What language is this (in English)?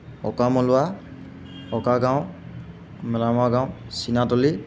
Assamese